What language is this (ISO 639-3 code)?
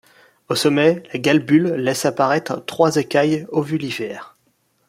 fra